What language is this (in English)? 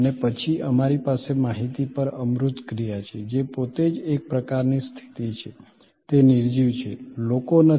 Gujarati